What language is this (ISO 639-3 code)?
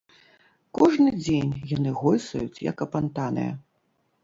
bel